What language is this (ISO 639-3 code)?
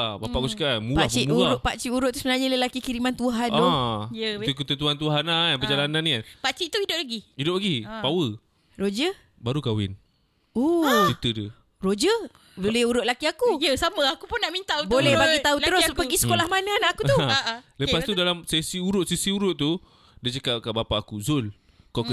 msa